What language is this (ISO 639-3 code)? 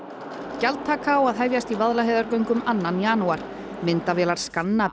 isl